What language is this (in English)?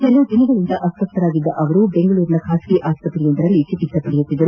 Kannada